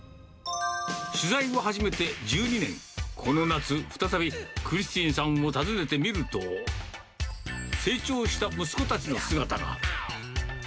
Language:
Japanese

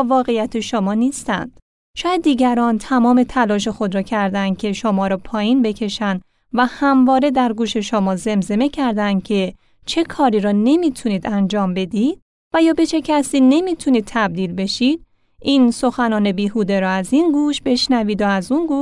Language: Persian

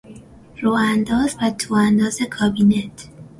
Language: Persian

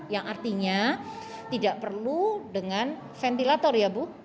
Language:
Indonesian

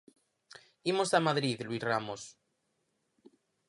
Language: Galician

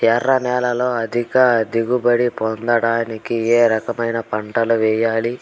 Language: Telugu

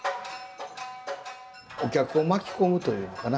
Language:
Japanese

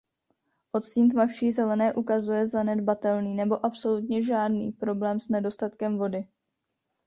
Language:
Czech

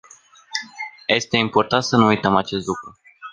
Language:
Romanian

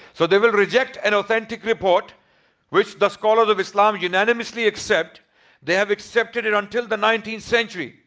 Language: English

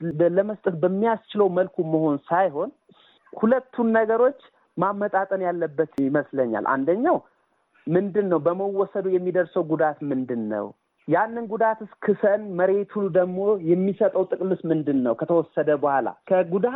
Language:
Amharic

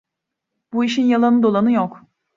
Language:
Turkish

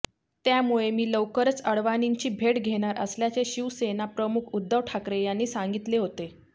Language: Marathi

